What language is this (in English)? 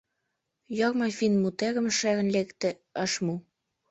Mari